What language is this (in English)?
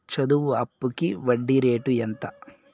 Telugu